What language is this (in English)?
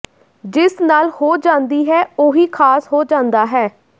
Punjabi